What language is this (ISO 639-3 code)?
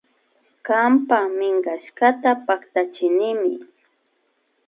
qvi